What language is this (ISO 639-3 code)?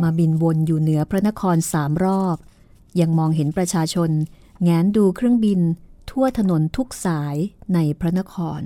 tha